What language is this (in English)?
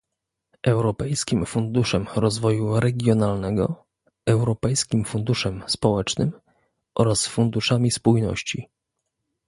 Polish